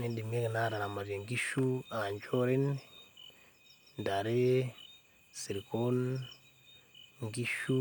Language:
Masai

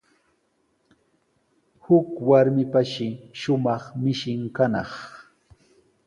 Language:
Sihuas Ancash Quechua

